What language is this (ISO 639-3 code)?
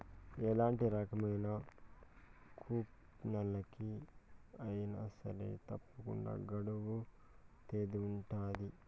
tel